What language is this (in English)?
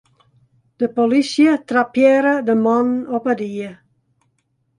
Western Frisian